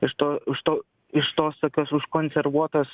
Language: Lithuanian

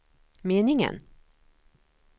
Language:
Swedish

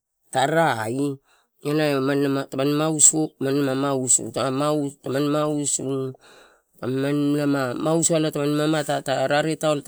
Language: Torau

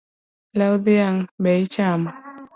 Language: Luo (Kenya and Tanzania)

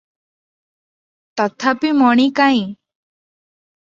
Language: Odia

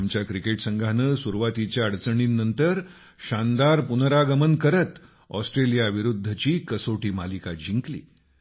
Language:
Marathi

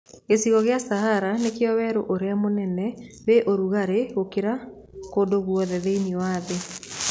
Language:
Kikuyu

